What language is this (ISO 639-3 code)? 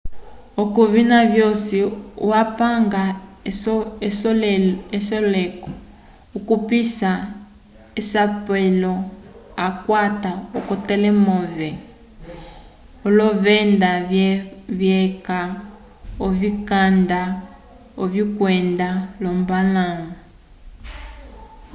umb